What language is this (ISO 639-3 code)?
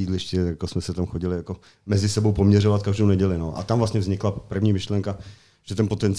ces